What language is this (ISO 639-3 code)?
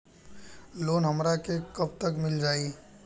bho